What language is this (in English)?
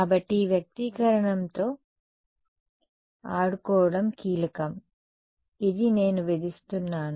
Telugu